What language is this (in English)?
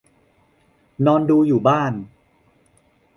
Thai